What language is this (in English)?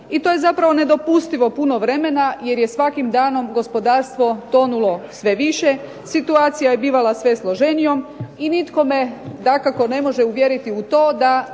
Croatian